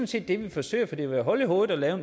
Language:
Danish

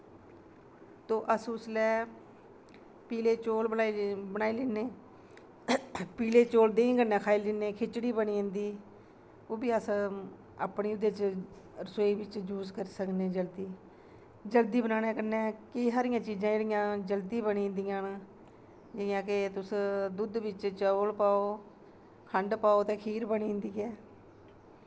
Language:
Dogri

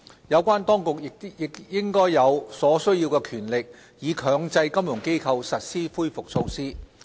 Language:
Cantonese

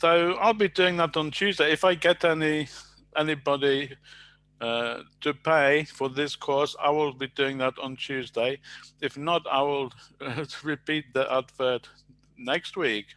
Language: English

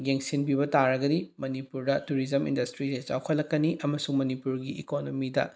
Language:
Manipuri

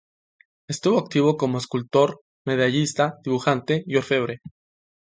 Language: Spanish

